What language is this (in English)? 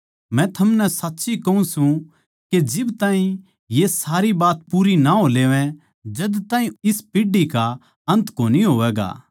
Haryanvi